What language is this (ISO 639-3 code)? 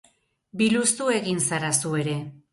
eus